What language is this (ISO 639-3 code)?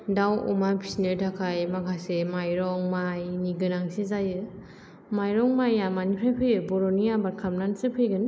brx